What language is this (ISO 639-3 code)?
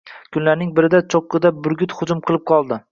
uzb